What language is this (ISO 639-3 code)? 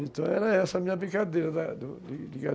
por